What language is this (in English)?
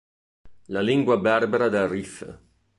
Italian